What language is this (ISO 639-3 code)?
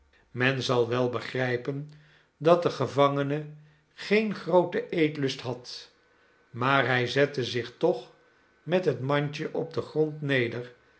nld